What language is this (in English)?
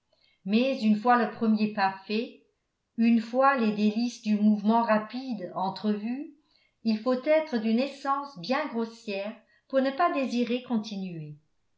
French